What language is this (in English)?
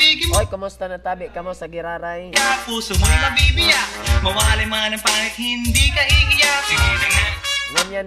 Filipino